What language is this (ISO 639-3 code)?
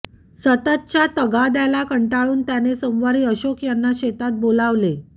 mar